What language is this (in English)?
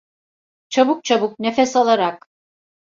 Turkish